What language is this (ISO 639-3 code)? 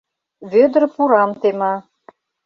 chm